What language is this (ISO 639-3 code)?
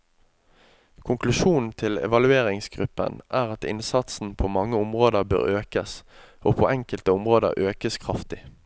nor